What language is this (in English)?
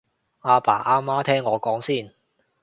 Cantonese